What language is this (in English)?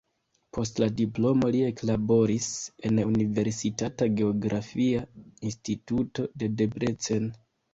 Esperanto